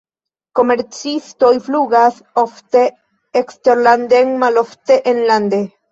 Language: Esperanto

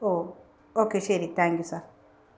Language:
Malayalam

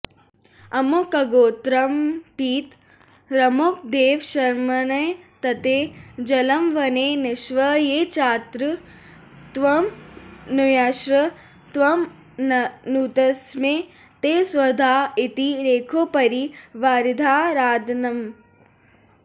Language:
Sanskrit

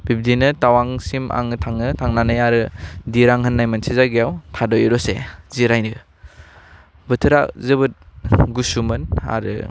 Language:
Bodo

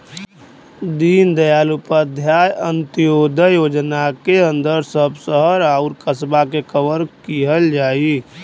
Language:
Bhojpuri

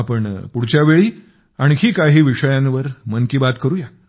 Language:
Marathi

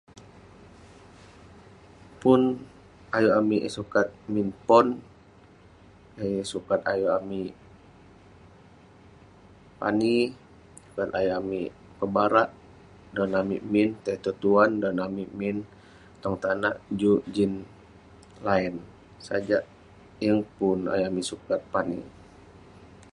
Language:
Western Penan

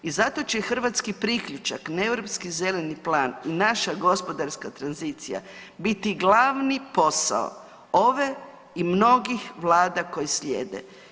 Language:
Croatian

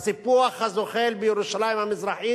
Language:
Hebrew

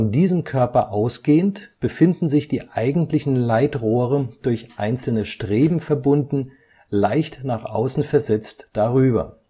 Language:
German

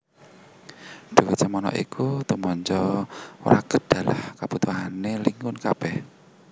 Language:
Javanese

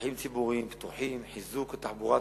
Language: Hebrew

